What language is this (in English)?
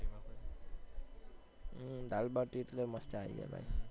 Gujarati